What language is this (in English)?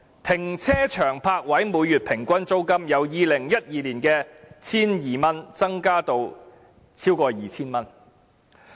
Cantonese